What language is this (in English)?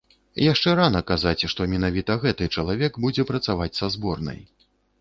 Belarusian